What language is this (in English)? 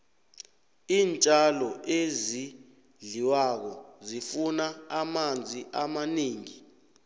South Ndebele